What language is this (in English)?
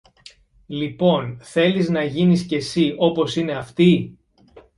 Greek